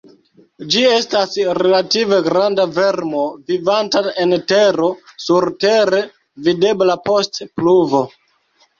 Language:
Esperanto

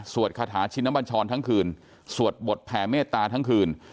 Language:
Thai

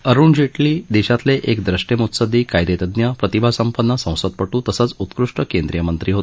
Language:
Marathi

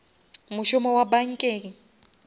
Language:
Northern Sotho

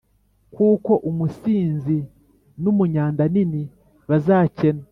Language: Kinyarwanda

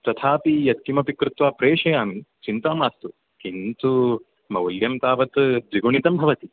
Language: Sanskrit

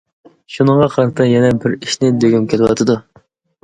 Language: Uyghur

